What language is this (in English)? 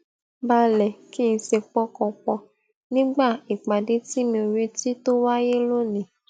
Yoruba